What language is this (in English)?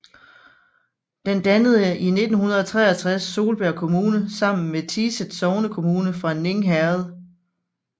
Danish